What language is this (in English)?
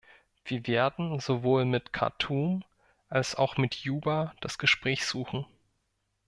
German